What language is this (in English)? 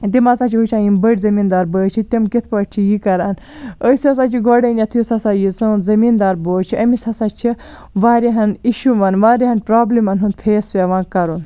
Kashmiri